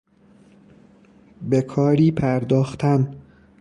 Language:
Persian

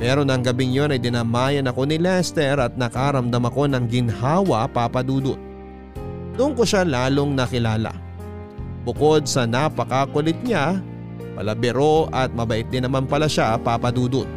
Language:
Filipino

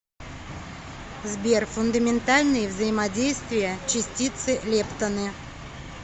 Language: Russian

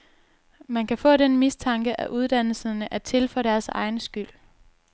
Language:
Danish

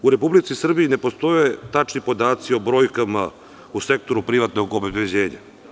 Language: Serbian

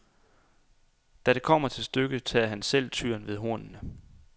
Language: Danish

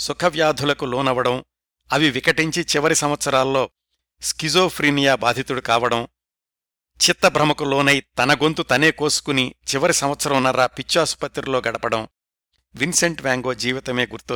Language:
Telugu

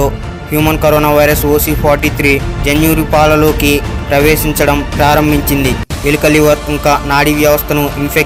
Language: Telugu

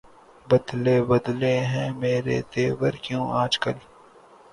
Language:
Urdu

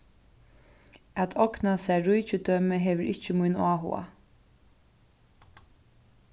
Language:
Faroese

